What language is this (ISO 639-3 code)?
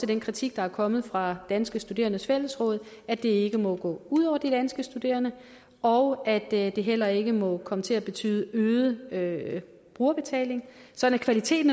dan